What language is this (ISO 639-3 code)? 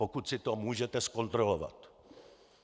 ces